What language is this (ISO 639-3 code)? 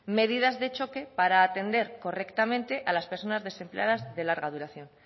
spa